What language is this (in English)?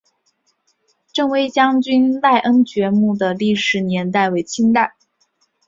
Chinese